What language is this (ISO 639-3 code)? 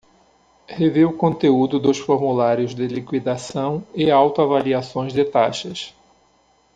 por